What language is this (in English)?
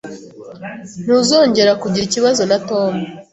Kinyarwanda